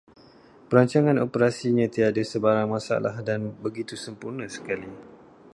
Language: Malay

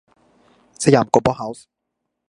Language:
Thai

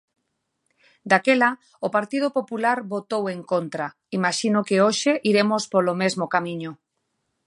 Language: Galician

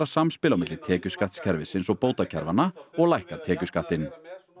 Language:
Icelandic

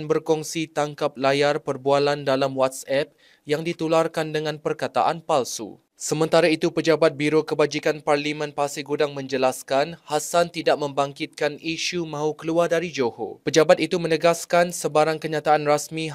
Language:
Malay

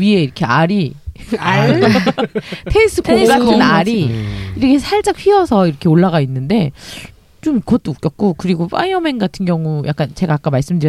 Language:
Korean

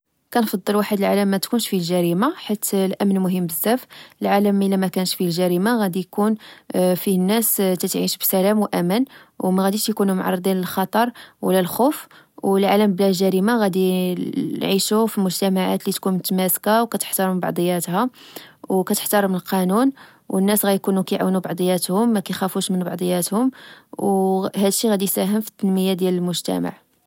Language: Moroccan Arabic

